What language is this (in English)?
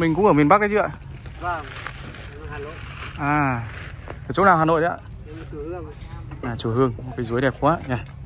Vietnamese